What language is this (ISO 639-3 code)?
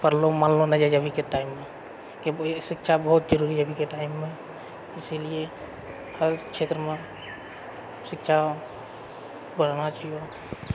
mai